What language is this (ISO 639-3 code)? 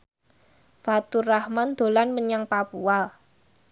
jav